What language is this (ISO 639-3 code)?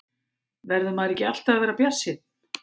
isl